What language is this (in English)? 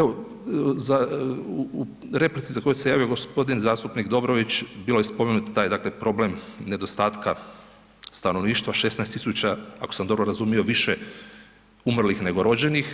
Croatian